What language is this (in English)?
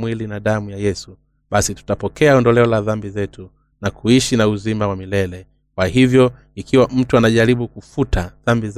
Swahili